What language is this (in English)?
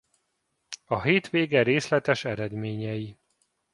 Hungarian